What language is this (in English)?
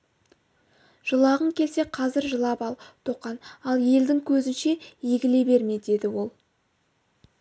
Kazakh